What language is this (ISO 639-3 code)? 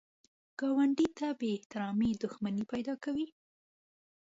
pus